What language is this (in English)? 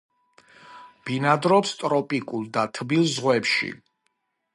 Georgian